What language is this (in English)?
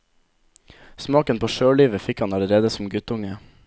Norwegian